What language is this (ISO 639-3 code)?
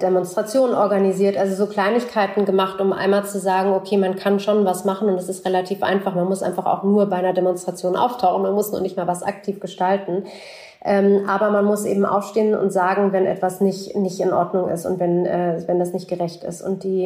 deu